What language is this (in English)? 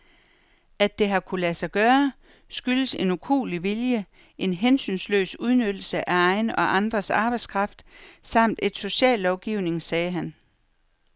Danish